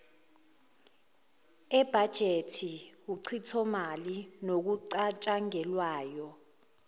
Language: Zulu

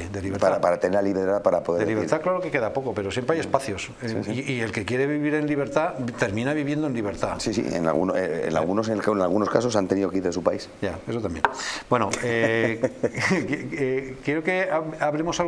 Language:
Spanish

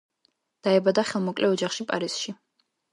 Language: Georgian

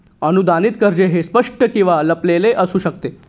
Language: Marathi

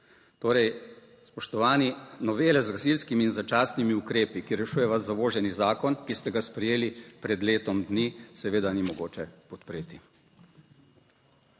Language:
Slovenian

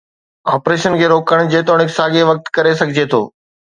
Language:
Sindhi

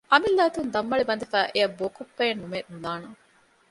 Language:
Divehi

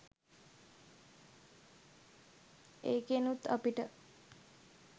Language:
Sinhala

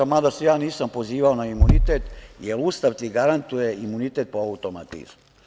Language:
Serbian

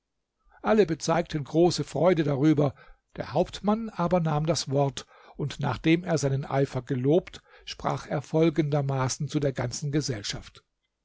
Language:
German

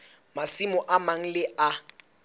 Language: Southern Sotho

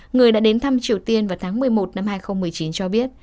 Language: Vietnamese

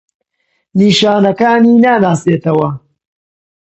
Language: Central Kurdish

